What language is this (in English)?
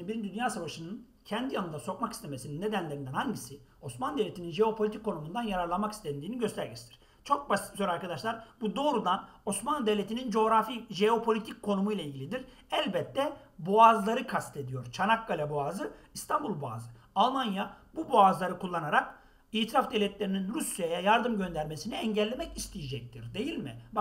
Turkish